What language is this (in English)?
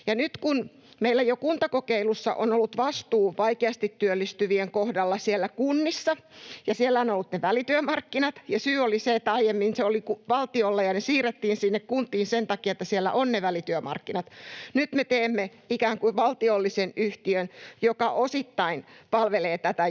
Finnish